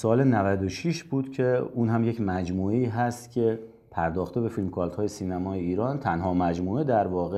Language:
Persian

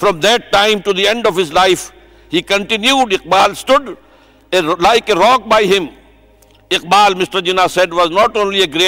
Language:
Urdu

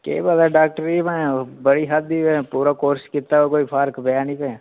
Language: Dogri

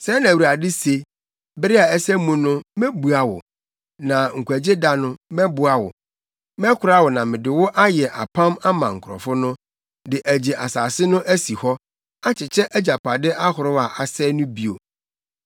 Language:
Akan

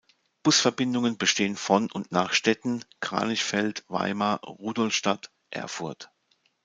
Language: German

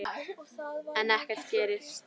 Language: Icelandic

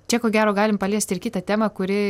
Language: Lithuanian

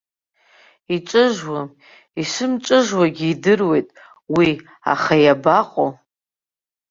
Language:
Abkhazian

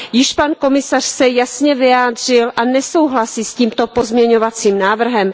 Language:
Czech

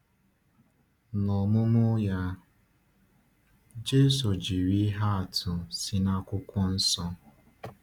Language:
Igbo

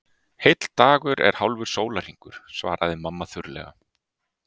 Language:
Icelandic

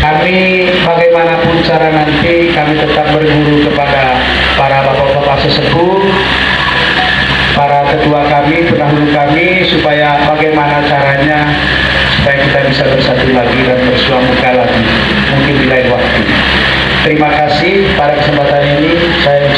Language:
Indonesian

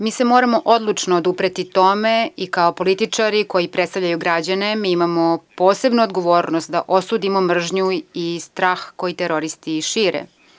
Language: Serbian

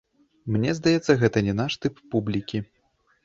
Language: Belarusian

